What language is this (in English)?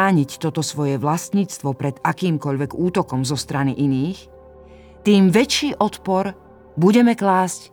Slovak